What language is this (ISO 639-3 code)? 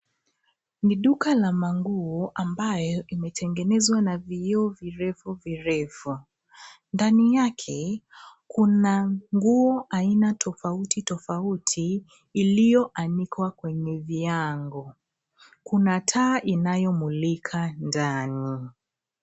swa